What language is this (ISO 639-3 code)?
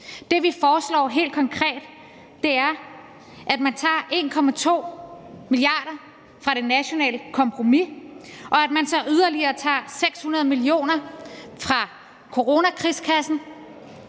dan